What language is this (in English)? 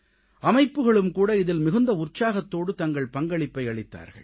Tamil